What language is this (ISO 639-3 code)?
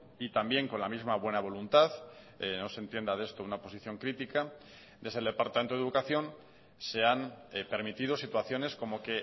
spa